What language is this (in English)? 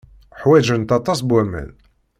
Kabyle